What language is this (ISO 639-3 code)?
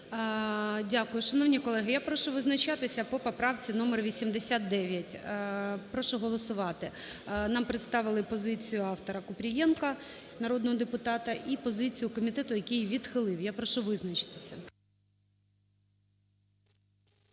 ukr